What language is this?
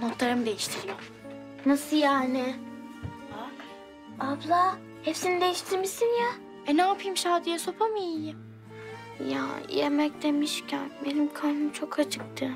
Turkish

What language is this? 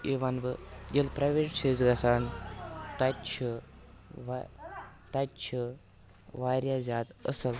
Kashmiri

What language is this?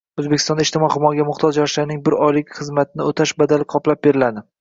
Uzbek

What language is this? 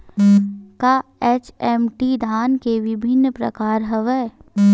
Chhattisgarhi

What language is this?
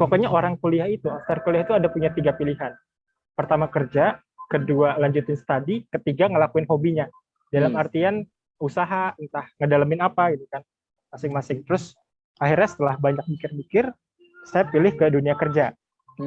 Indonesian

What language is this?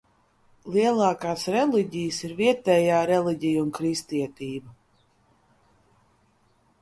Latvian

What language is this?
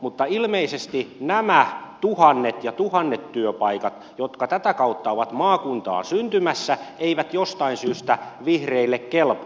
Finnish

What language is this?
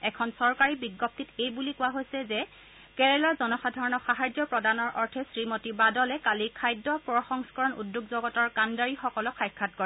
Assamese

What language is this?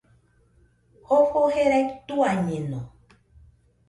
Nüpode Huitoto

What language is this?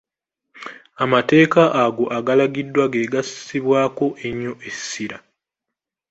Ganda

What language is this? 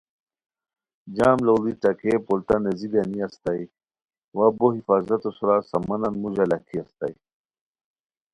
Khowar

